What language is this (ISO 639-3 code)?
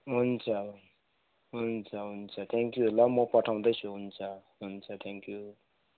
nep